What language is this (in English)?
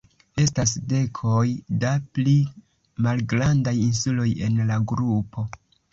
Esperanto